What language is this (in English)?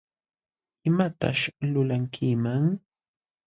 Jauja Wanca Quechua